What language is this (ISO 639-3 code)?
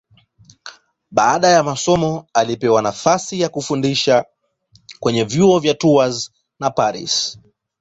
swa